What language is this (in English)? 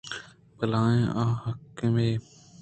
Eastern Balochi